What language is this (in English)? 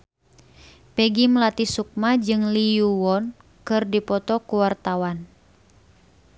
Sundanese